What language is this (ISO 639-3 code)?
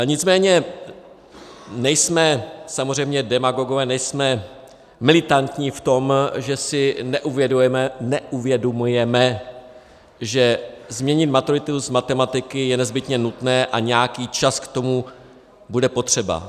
ces